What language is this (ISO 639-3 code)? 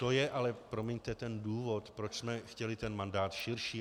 ces